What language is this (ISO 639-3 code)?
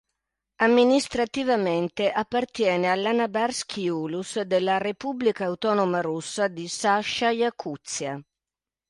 ita